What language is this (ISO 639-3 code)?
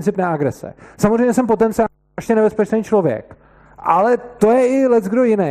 ces